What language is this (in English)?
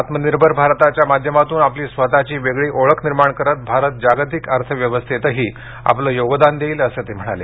Marathi